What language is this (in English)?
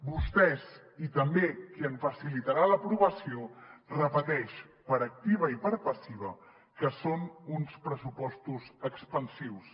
Catalan